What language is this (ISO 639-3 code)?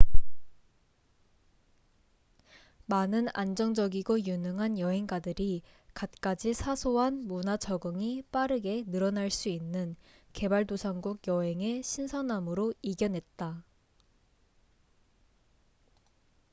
kor